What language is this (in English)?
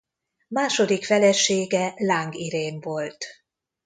Hungarian